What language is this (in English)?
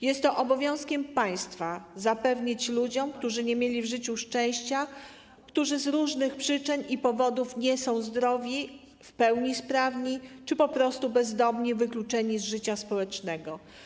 Polish